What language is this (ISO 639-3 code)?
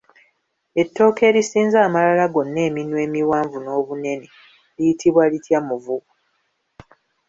lug